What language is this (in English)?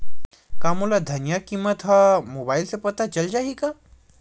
Chhattisgarhi